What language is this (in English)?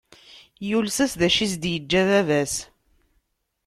Kabyle